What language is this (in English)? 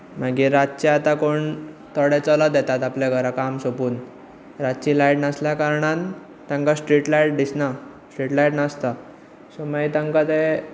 Konkani